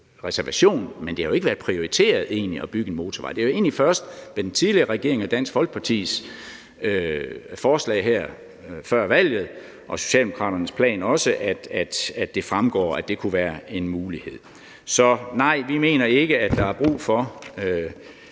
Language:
Danish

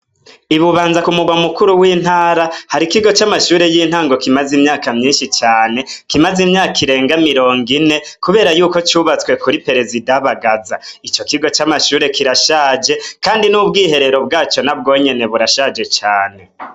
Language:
Rundi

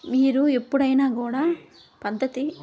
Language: Telugu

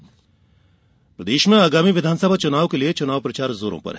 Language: Hindi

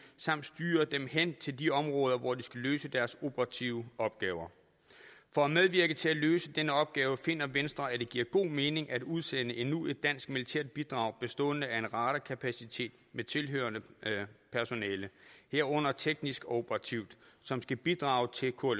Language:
Danish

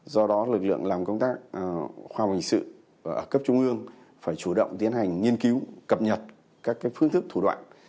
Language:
Vietnamese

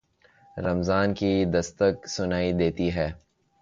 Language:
Urdu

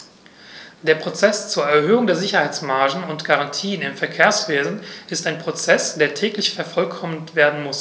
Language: German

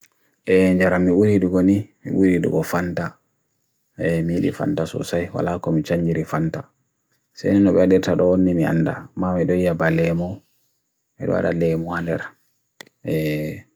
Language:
Bagirmi Fulfulde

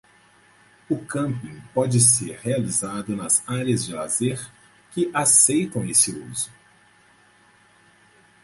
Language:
Portuguese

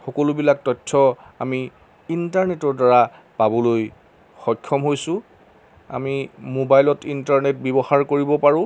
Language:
Assamese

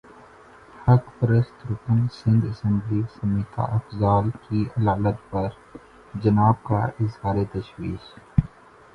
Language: Urdu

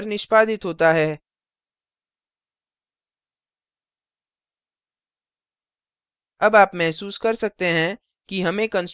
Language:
Hindi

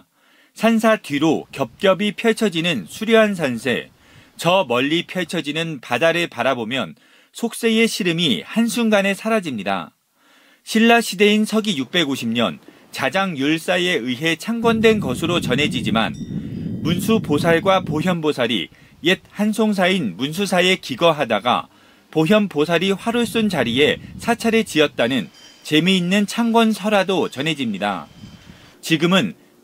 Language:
Korean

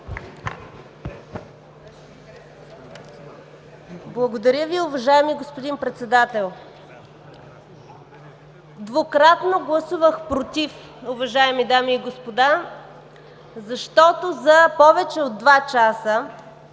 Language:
Bulgarian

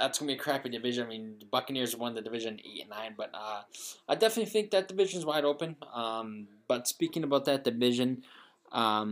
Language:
English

